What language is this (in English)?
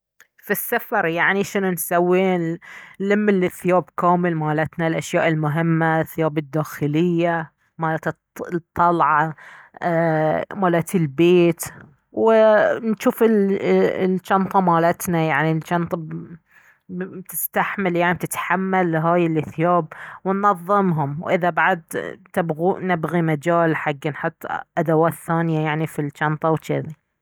Baharna Arabic